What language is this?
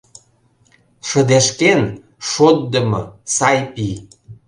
Mari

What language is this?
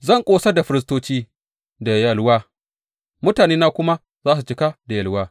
Hausa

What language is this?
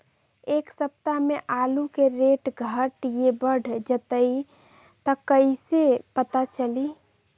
Magahi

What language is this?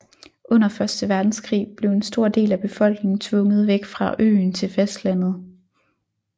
Danish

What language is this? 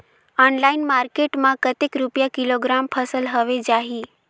Chhattisgarhi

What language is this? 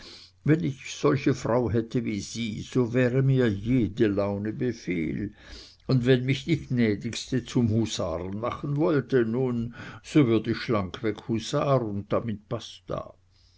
German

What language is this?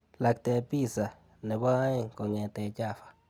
Kalenjin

